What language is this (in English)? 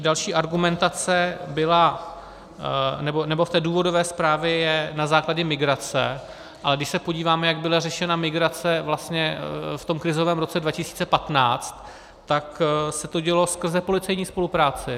Czech